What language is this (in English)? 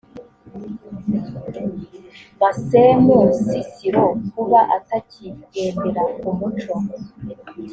Kinyarwanda